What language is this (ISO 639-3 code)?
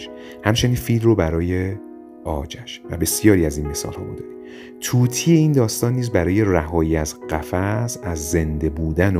fas